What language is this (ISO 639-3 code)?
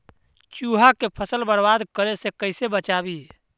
mag